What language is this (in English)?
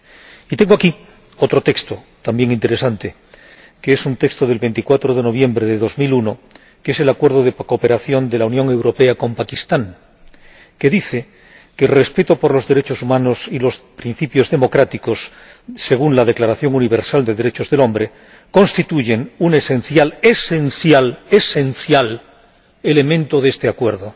Spanish